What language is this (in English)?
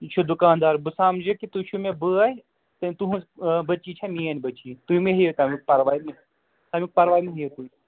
Kashmiri